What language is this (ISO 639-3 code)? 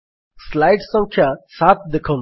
ori